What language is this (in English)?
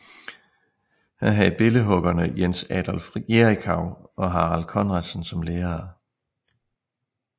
Danish